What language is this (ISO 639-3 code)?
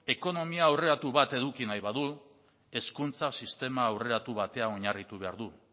eus